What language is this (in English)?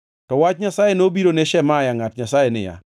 Luo (Kenya and Tanzania)